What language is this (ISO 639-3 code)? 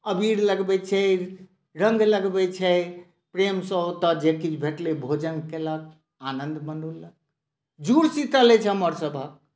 mai